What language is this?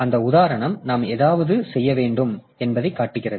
Tamil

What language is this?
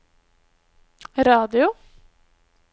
Norwegian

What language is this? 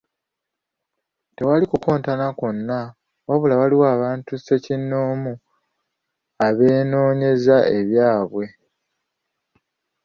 Ganda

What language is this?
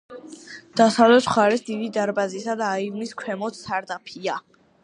Georgian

